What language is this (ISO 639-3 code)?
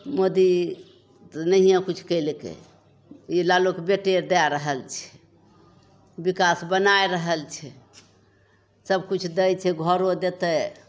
mai